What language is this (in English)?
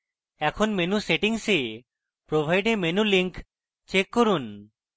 Bangla